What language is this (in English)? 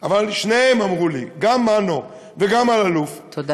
Hebrew